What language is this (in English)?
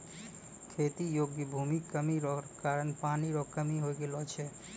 Maithili